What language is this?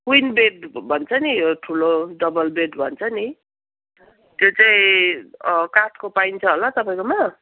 Nepali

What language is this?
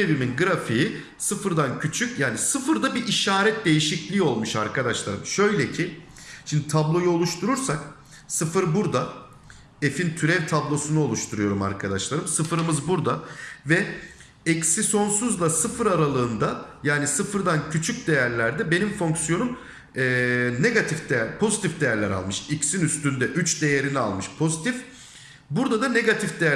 Turkish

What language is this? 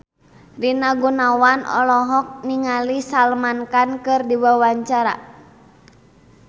Sundanese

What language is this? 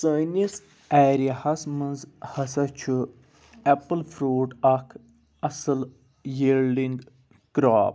Kashmiri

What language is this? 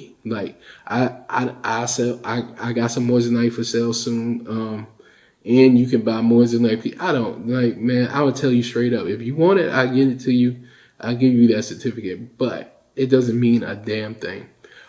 English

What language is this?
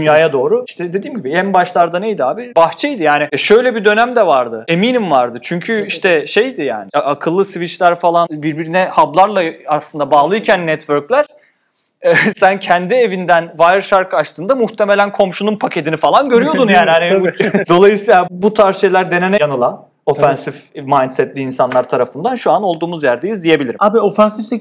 Turkish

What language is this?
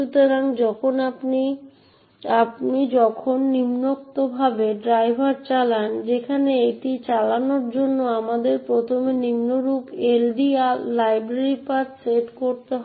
Bangla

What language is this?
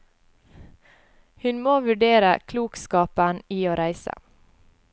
Norwegian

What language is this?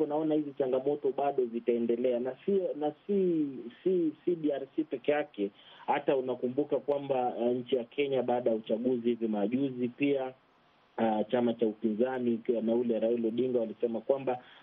Swahili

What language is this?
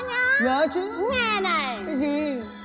Vietnamese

